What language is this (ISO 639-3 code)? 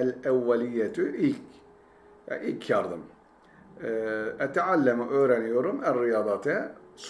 tur